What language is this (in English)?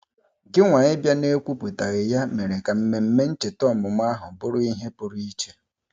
Igbo